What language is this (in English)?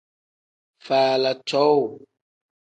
Tem